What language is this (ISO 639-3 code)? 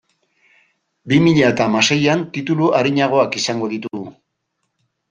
eus